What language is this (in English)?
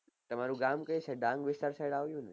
Gujarati